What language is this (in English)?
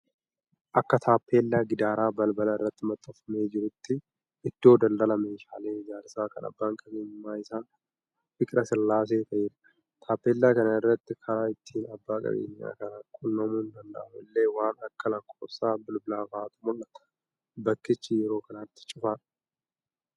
Oromo